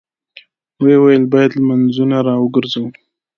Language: Pashto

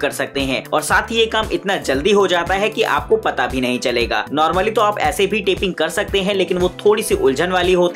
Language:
Hindi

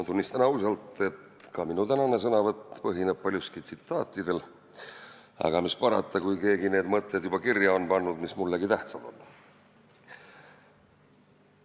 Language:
Estonian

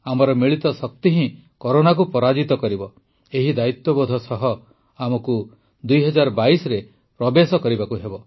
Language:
Odia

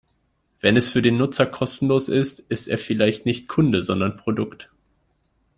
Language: German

